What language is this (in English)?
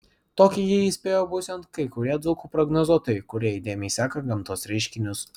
Lithuanian